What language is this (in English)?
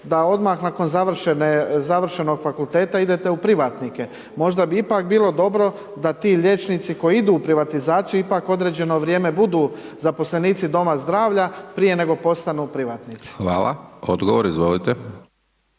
Croatian